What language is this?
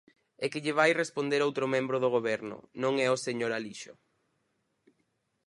Galician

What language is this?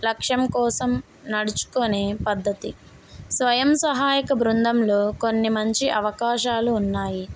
Telugu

